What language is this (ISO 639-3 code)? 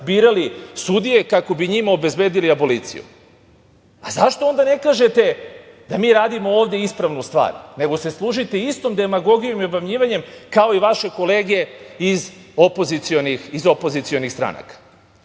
srp